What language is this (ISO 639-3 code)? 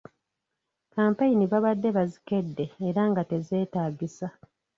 lug